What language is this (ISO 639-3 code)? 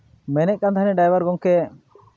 sat